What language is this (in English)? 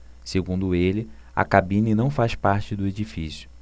Portuguese